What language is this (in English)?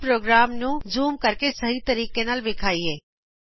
Punjabi